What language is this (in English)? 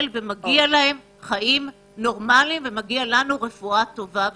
Hebrew